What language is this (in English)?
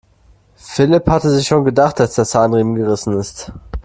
German